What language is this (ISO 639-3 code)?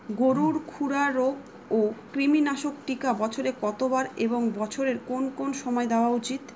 ben